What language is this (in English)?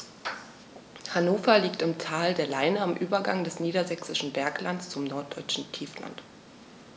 German